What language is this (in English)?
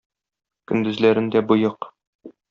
Tatar